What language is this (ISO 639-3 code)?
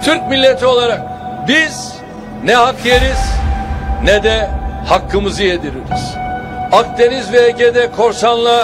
tur